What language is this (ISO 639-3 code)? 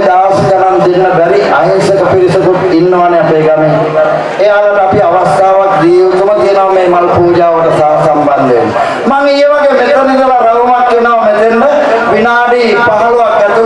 sin